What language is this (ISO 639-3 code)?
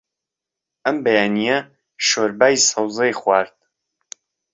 ckb